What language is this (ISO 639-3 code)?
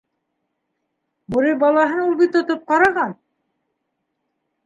bak